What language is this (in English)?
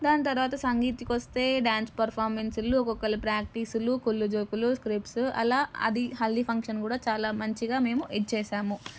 Telugu